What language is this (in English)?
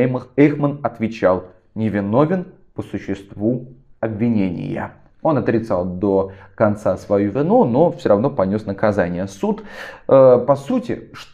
Russian